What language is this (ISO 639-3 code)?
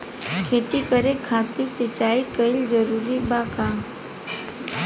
bho